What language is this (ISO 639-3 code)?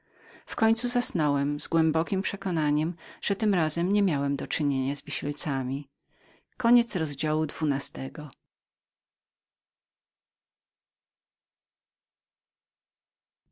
pol